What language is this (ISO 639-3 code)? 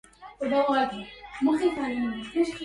ara